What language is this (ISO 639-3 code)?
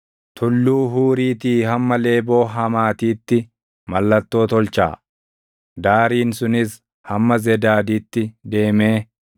orm